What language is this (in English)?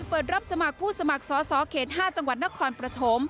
Thai